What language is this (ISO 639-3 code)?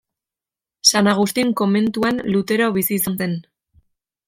eus